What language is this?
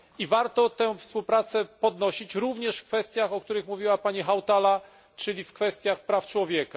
Polish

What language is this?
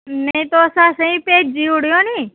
Dogri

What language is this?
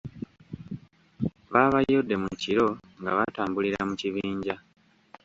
Ganda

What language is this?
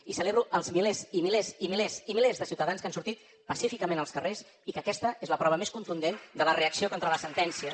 Catalan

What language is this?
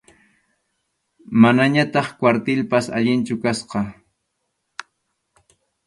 Arequipa-La Unión Quechua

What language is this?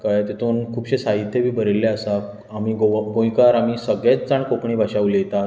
Konkani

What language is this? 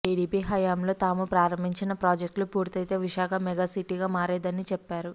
Telugu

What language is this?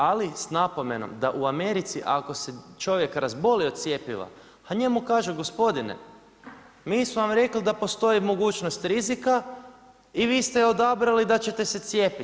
Croatian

